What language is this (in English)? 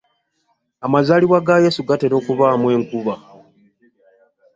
Ganda